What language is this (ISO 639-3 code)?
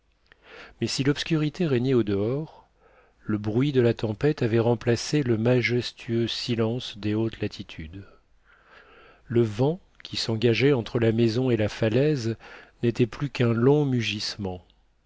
fra